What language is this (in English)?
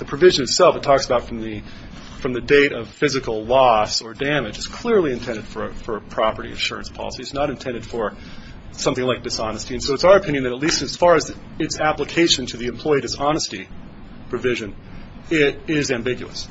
English